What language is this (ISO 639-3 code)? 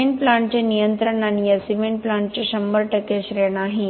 mar